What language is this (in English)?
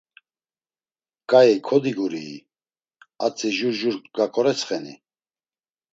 Laz